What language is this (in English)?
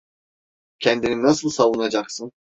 Turkish